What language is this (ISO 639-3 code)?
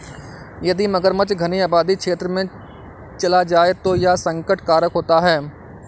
hin